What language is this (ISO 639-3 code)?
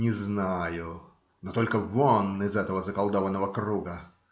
rus